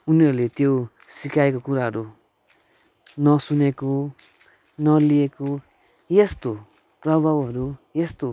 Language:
Nepali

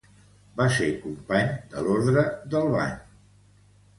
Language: Catalan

